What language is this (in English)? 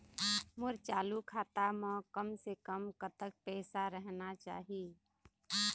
Chhattisgarhi